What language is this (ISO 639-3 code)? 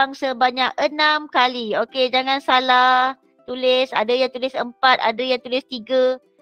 msa